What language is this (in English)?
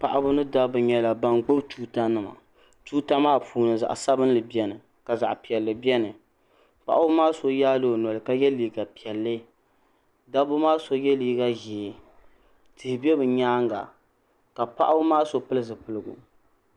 Dagbani